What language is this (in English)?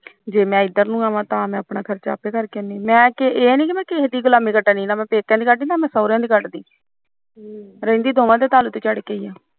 Punjabi